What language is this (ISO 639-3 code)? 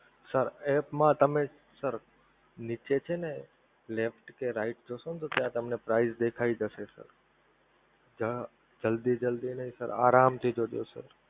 guj